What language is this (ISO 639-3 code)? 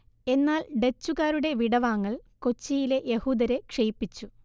mal